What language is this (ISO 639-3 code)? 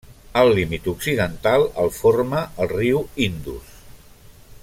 cat